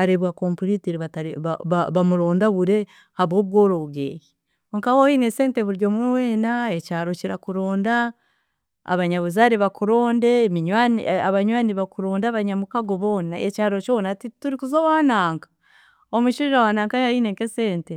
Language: Chiga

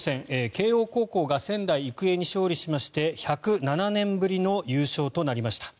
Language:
Japanese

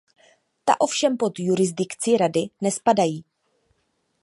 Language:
Czech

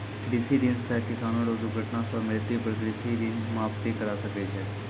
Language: Maithili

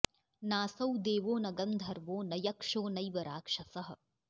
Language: Sanskrit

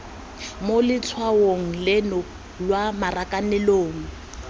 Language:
Tswana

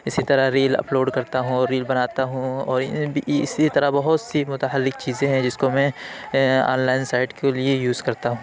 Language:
Urdu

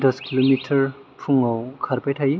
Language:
Bodo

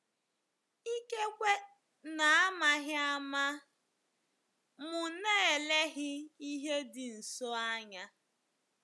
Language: Igbo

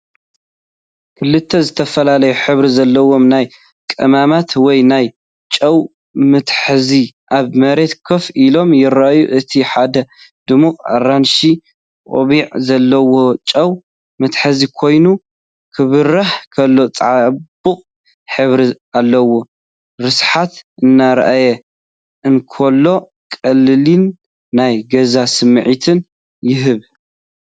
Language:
Tigrinya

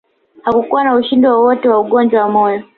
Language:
Swahili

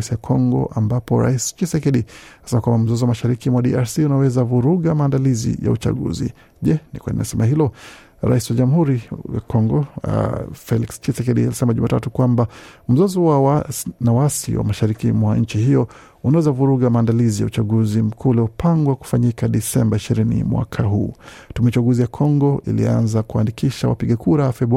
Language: Swahili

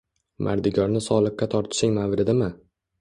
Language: Uzbek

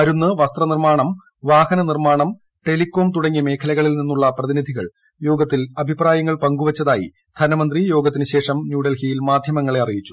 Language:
Malayalam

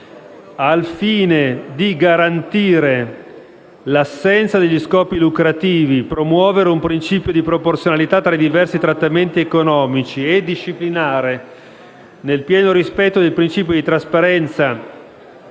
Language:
Italian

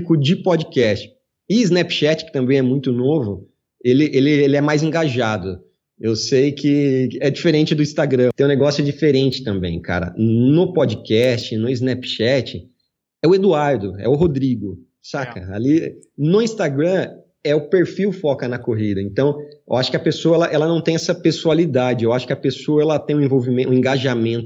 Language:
Portuguese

